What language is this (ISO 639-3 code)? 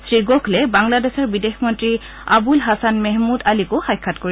asm